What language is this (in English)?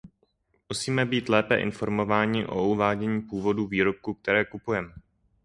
Czech